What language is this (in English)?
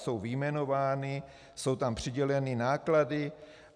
Czech